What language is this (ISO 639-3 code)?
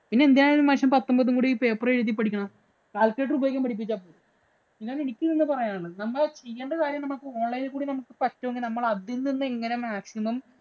mal